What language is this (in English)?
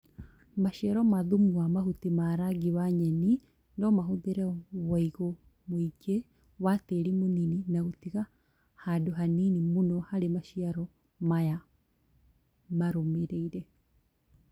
Kikuyu